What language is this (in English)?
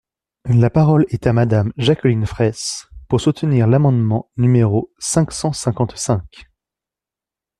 French